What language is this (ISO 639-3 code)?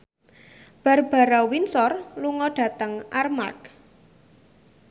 jav